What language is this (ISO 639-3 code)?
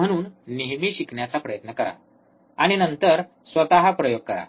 mar